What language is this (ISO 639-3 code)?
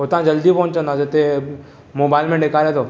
snd